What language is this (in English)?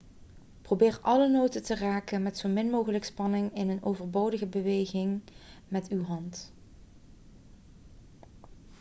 Dutch